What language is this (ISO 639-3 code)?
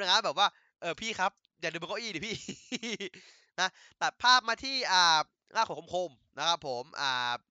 tha